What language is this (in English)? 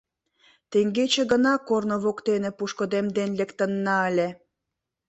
Mari